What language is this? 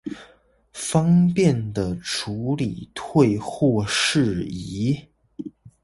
Chinese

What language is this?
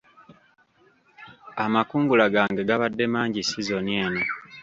Ganda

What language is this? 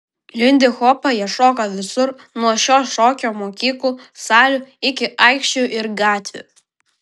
Lithuanian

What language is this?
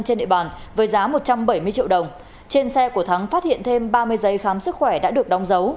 Vietnamese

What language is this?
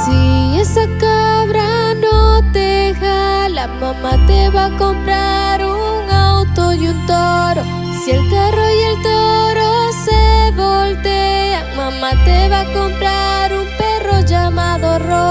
Spanish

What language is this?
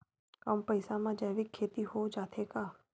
Chhattisgarhi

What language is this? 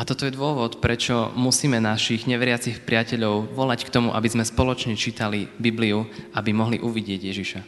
Slovak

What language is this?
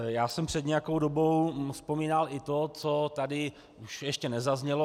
Czech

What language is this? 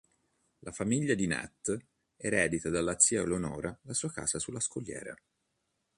Italian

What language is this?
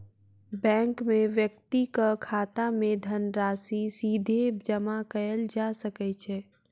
Maithili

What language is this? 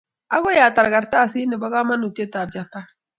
Kalenjin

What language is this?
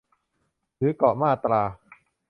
Thai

